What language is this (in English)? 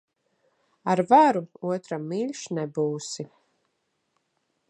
Latvian